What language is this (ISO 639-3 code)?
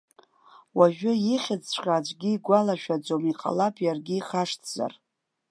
abk